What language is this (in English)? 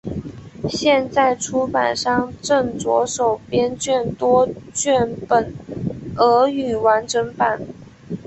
Chinese